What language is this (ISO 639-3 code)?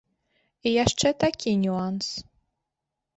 bel